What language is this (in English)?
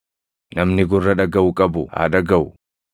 Oromo